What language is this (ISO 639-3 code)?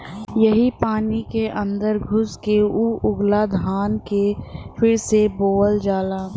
bho